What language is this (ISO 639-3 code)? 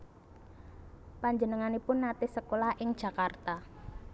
jav